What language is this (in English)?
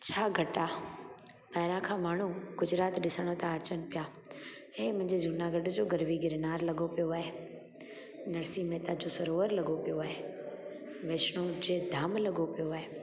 Sindhi